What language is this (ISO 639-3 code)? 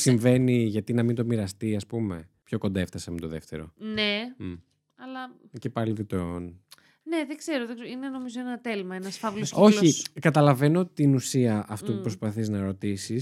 ell